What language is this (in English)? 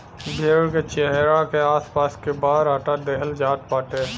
Bhojpuri